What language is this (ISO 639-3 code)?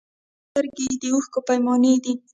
pus